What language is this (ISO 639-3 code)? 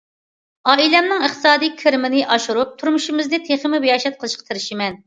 uig